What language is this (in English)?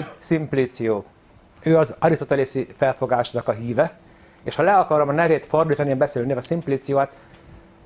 Hungarian